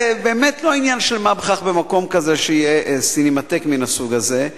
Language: Hebrew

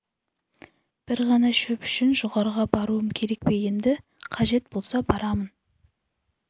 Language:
Kazakh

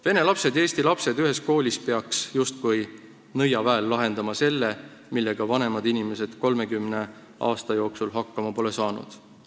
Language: Estonian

